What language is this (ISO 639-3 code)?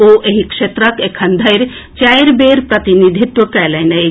mai